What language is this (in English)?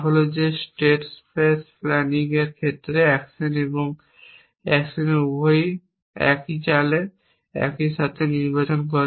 Bangla